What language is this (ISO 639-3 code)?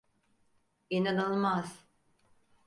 tur